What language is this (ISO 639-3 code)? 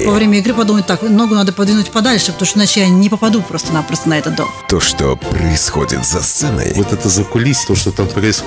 rus